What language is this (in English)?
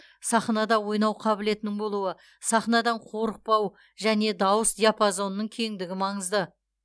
Kazakh